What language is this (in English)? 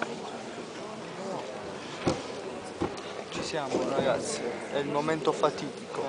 Italian